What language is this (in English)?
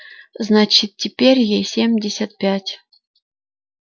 Russian